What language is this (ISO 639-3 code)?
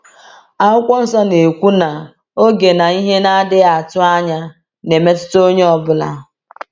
ibo